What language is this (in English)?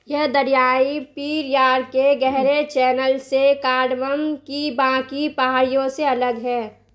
Urdu